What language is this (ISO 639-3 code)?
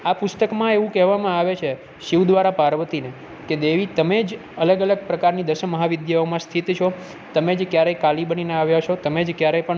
guj